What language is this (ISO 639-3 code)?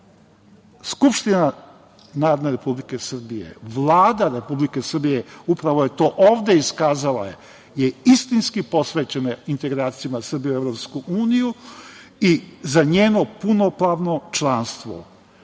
srp